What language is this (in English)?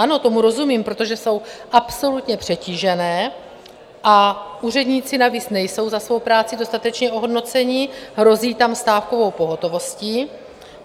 Czech